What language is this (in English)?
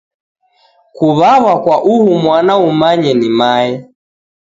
Taita